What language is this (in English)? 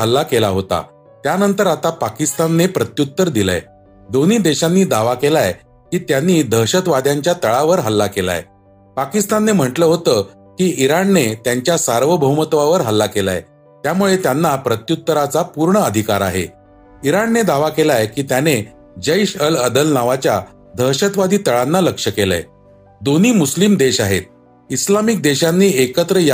Marathi